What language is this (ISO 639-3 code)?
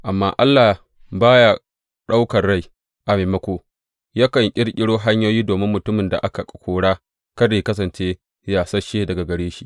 hau